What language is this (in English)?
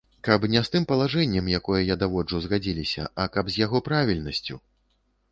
Belarusian